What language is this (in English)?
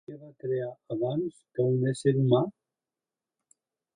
Catalan